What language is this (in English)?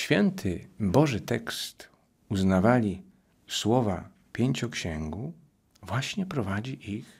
Polish